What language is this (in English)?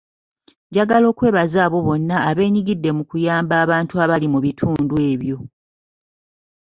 Ganda